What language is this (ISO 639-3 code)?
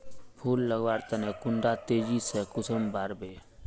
mag